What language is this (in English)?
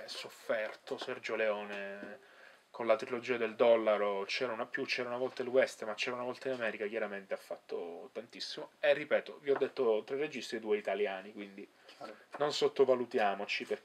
Italian